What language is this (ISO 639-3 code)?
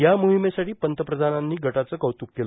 mar